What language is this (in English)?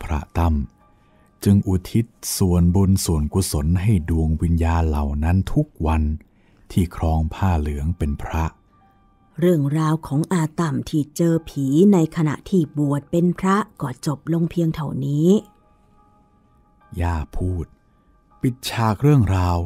Thai